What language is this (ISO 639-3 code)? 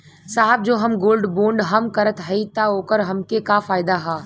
bho